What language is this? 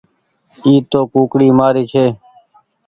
Goaria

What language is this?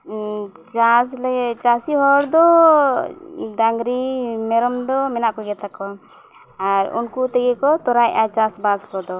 Santali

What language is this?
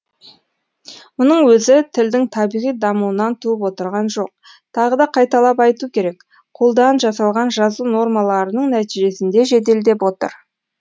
Kazakh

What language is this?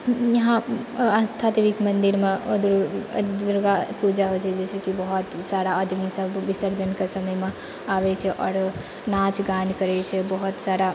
Maithili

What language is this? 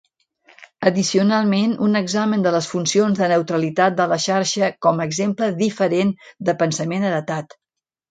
Catalan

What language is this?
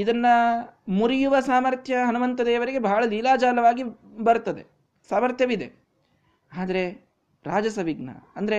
Kannada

